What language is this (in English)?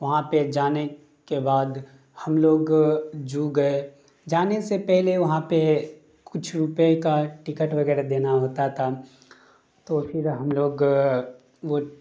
Urdu